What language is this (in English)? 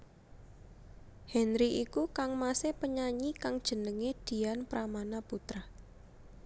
Javanese